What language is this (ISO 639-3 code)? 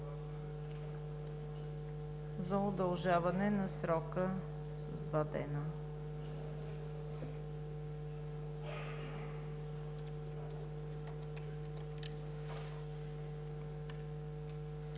bul